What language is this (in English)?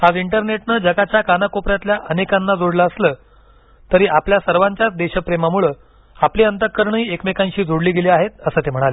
Marathi